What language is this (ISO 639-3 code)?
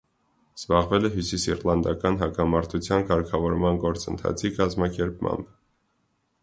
hye